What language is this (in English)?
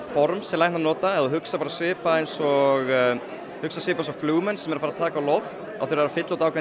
Icelandic